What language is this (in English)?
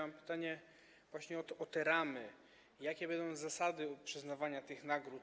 Polish